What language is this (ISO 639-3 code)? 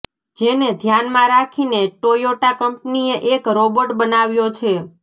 guj